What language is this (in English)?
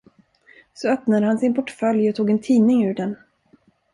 Swedish